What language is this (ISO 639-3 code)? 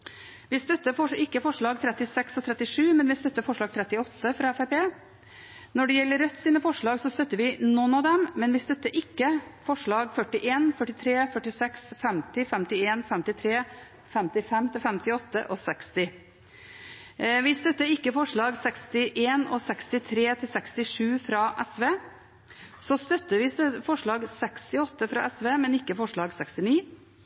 nob